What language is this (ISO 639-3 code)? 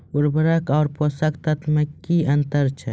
mai